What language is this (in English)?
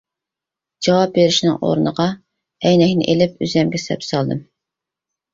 Uyghur